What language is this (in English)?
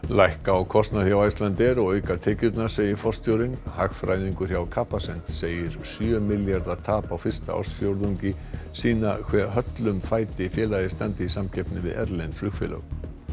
Icelandic